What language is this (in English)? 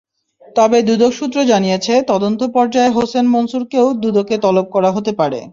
Bangla